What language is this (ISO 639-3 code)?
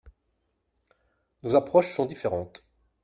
fra